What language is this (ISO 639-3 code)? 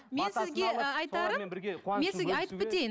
kaz